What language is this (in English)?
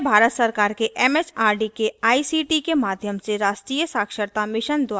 Hindi